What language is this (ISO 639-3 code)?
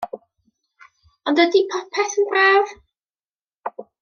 cym